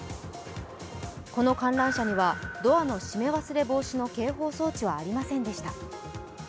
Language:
Japanese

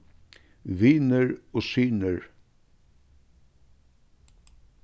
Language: Faroese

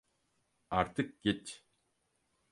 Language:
Turkish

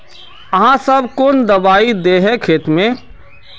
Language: Magahi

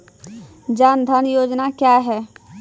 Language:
Maithili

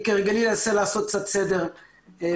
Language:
Hebrew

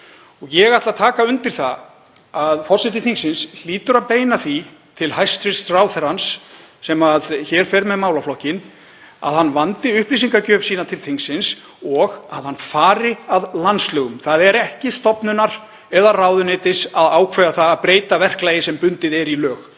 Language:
Icelandic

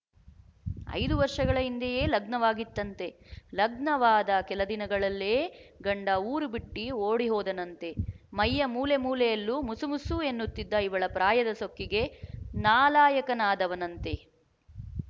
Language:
Kannada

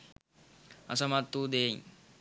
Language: Sinhala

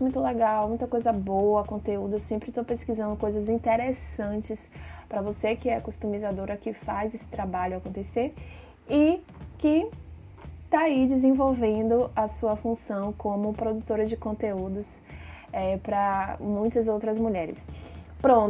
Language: Portuguese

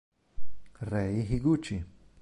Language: Italian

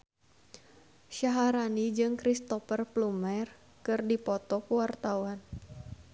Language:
Sundanese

